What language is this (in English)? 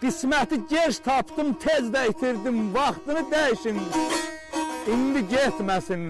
Turkish